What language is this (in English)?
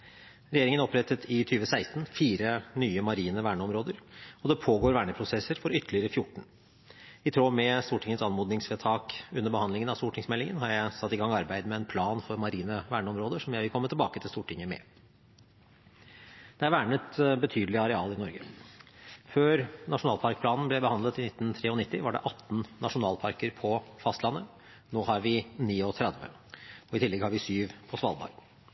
Norwegian Bokmål